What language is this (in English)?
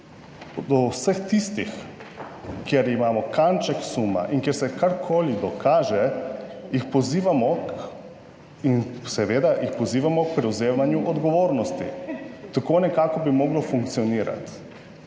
Slovenian